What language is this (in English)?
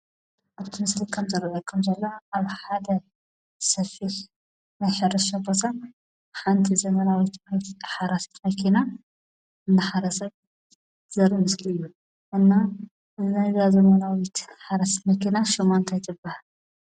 Tigrinya